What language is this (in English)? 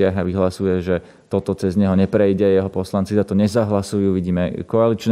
Slovak